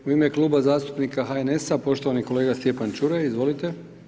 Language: Croatian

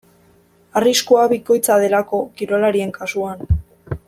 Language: Basque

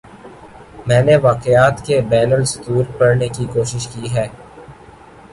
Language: Urdu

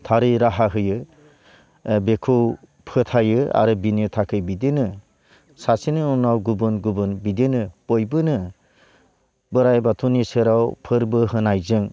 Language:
Bodo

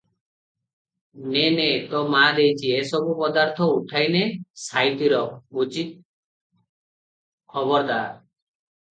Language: Odia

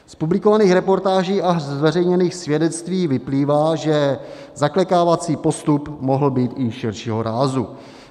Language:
Czech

